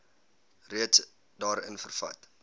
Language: Afrikaans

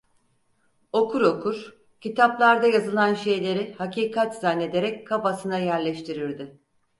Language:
Turkish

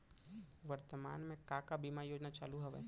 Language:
Chhattisgarhi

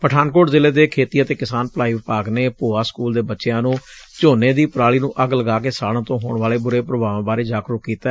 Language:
Punjabi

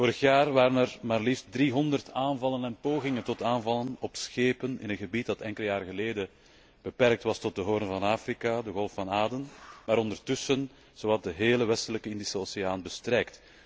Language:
Dutch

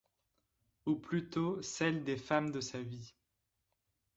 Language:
French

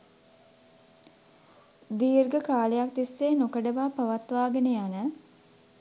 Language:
Sinhala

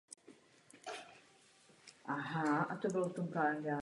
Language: Czech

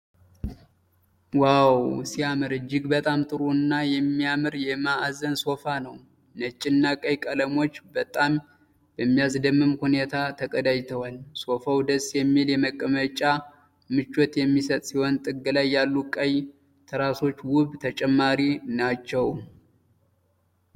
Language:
Amharic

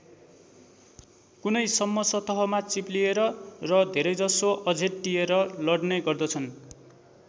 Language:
Nepali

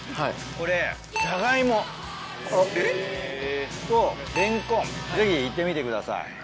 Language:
Japanese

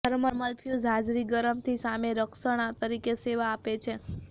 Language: Gujarati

